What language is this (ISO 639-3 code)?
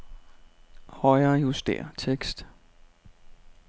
dan